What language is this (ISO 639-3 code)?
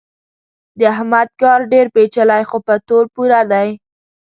pus